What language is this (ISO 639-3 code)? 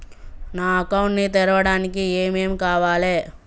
tel